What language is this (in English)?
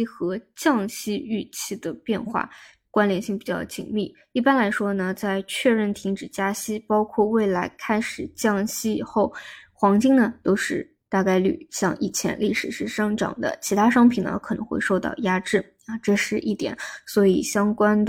Chinese